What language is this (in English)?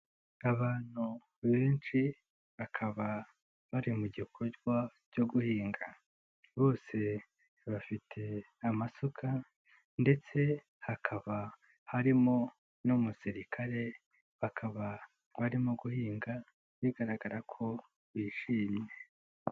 Kinyarwanda